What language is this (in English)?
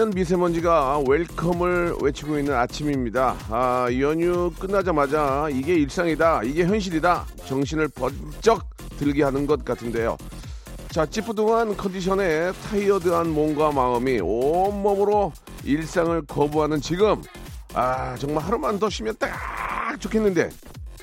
Korean